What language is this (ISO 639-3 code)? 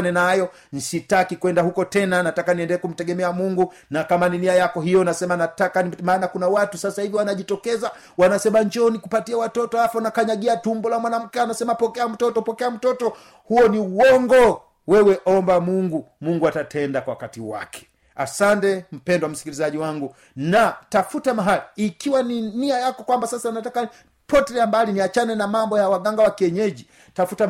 swa